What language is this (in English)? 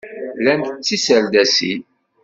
Kabyle